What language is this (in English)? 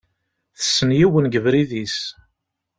Kabyle